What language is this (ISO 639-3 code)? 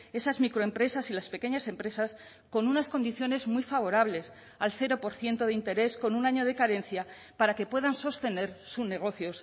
spa